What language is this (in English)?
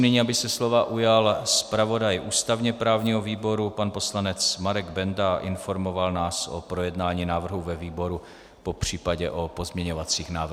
Czech